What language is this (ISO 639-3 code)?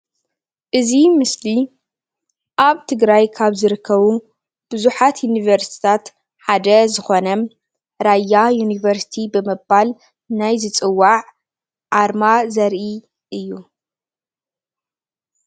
tir